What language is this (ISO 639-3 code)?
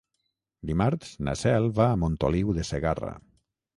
cat